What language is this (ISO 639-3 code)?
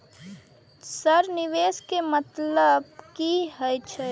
mai